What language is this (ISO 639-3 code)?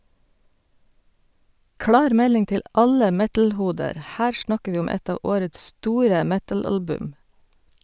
nor